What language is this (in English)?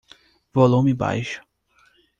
Portuguese